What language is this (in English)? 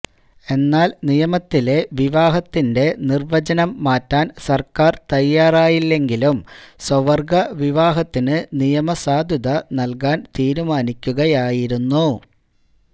Malayalam